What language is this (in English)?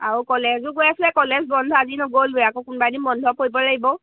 Assamese